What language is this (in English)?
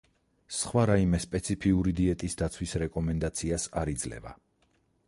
Georgian